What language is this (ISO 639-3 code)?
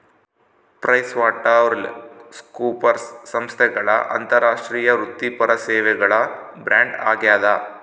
kan